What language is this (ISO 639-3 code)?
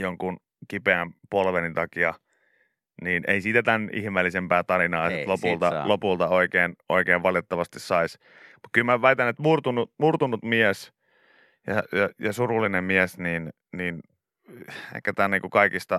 fin